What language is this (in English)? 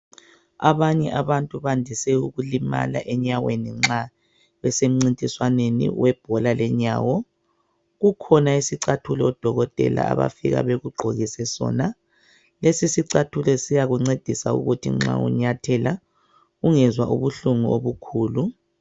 North Ndebele